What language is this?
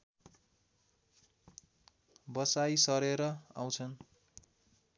Nepali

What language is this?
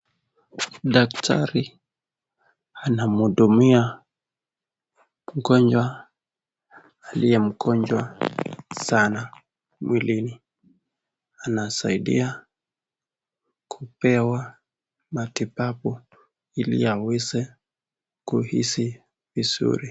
Swahili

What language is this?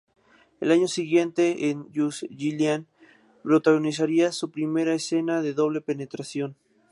Spanish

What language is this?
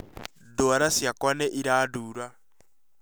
Kikuyu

